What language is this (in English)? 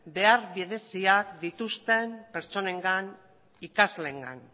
Basque